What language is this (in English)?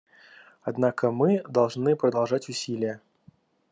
Russian